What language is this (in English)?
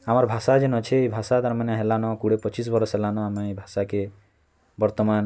Odia